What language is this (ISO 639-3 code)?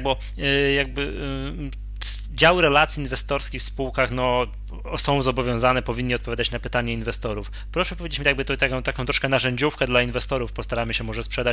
pol